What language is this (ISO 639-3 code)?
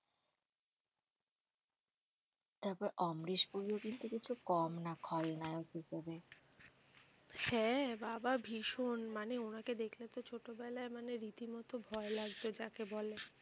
ben